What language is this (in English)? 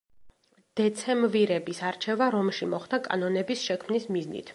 Georgian